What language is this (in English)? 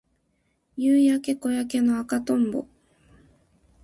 Japanese